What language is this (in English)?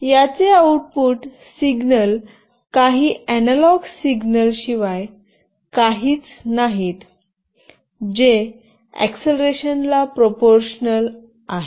Marathi